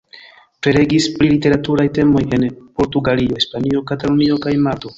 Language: Esperanto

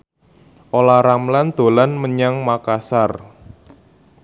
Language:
Javanese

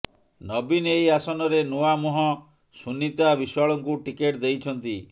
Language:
Odia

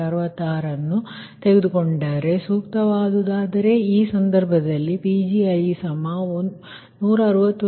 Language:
Kannada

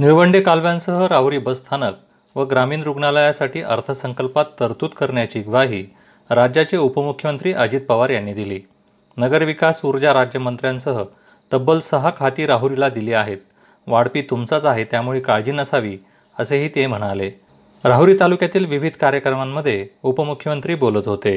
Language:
Marathi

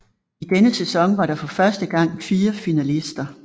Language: Danish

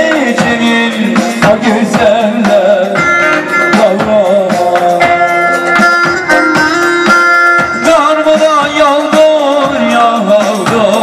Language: Turkish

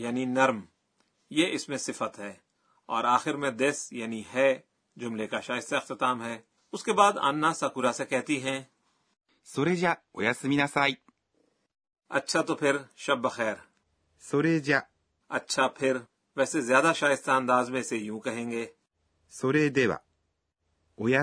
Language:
Urdu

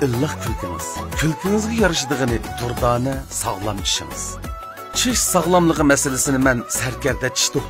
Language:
Turkish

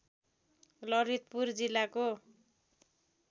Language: Nepali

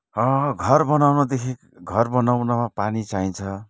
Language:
Nepali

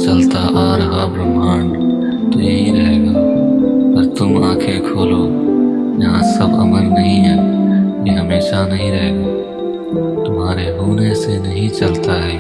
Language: Hindi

